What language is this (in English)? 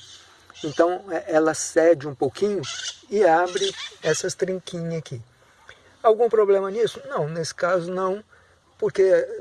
Portuguese